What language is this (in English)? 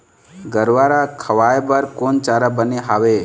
Chhattisgarhi